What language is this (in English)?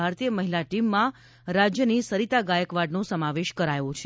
Gujarati